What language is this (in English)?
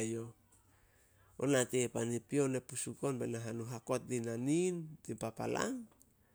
Solos